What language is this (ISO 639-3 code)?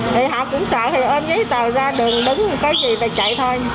vie